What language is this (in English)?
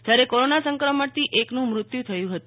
Gujarati